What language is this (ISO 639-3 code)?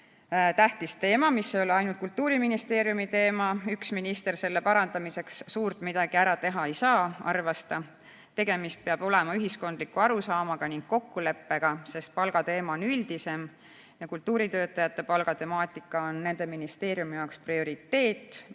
est